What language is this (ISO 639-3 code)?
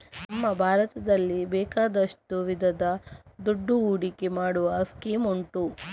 kan